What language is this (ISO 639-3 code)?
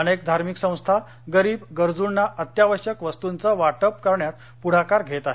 mar